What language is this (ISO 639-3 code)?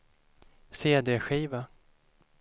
swe